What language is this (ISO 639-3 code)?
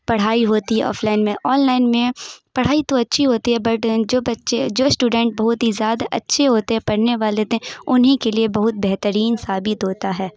urd